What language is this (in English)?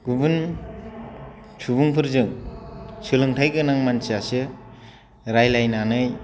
Bodo